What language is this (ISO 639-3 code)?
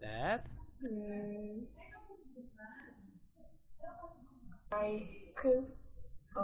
kor